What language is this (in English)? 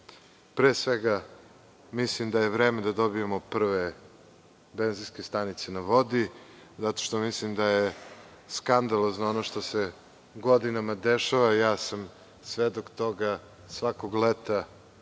Serbian